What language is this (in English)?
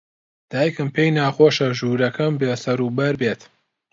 Central Kurdish